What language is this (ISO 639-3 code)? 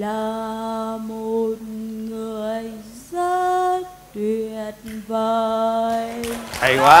vie